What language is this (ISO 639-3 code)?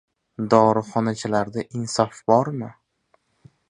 uzb